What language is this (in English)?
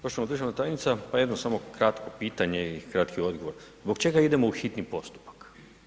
Croatian